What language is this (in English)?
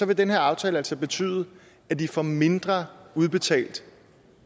Danish